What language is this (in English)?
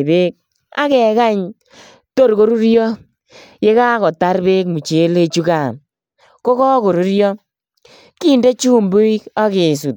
Kalenjin